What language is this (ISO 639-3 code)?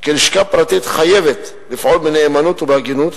heb